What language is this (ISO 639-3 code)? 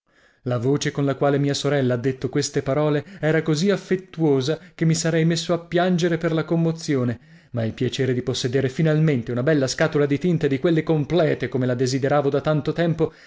ita